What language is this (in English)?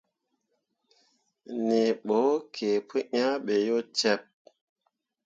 Mundang